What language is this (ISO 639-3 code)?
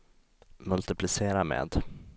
swe